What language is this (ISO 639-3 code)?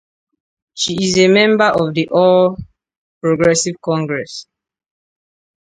ibo